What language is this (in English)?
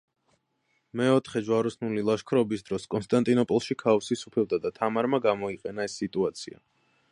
Georgian